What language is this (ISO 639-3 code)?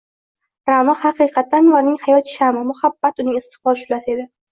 uzb